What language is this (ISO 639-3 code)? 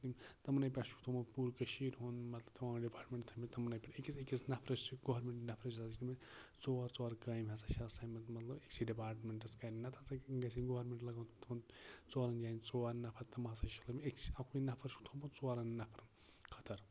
kas